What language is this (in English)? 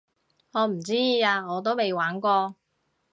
Cantonese